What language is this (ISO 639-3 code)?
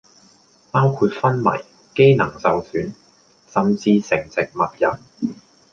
yue